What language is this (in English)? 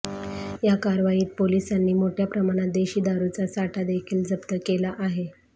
Marathi